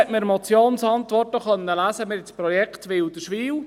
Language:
Swiss German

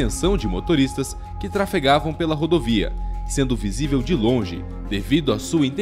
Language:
Portuguese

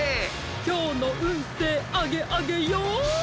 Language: Japanese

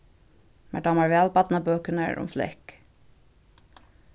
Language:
Faroese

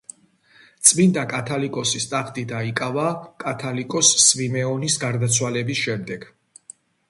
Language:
Georgian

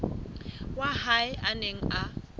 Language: Southern Sotho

